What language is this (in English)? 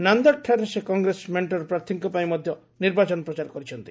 Odia